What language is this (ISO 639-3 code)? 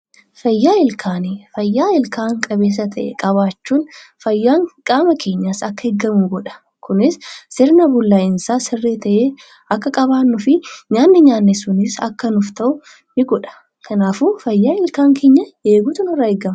orm